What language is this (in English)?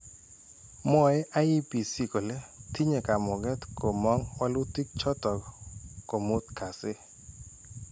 Kalenjin